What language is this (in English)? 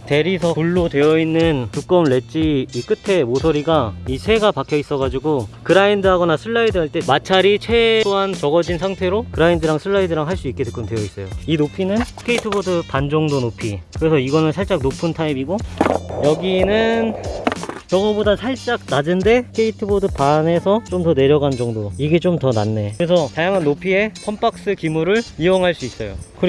Korean